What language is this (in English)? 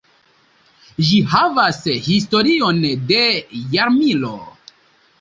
Esperanto